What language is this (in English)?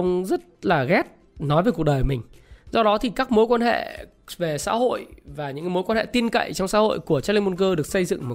Vietnamese